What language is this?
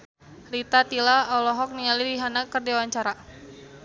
Sundanese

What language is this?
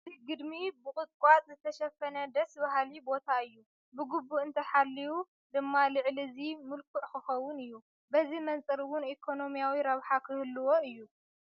Tigrinya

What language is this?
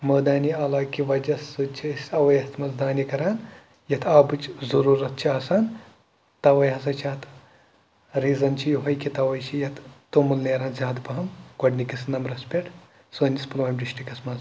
Kashmiri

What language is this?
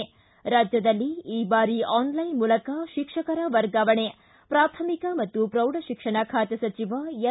Kannada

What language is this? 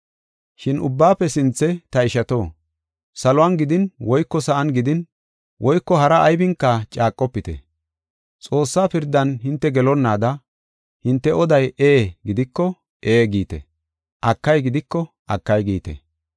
Gofa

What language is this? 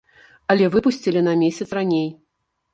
Belarusian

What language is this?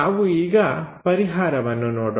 Kannada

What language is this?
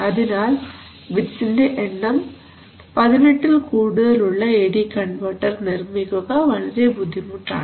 Malayalam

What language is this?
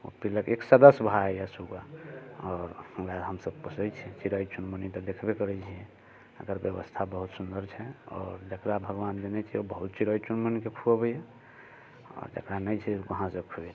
Maithili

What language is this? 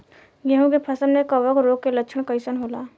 Bhojpuri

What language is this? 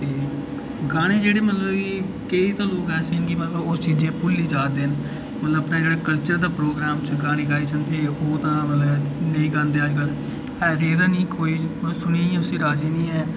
Dogri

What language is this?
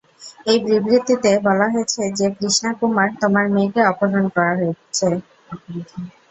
Bangla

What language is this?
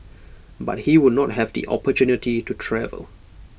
English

